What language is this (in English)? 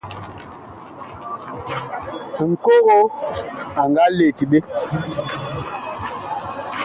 Bakoko